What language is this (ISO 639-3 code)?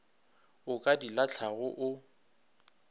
nso